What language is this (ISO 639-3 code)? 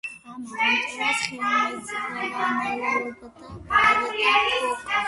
kat